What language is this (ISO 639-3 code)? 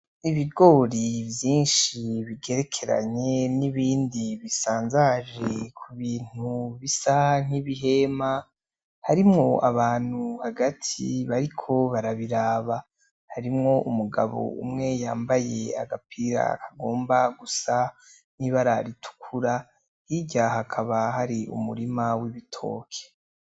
run